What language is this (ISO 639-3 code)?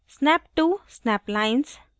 hin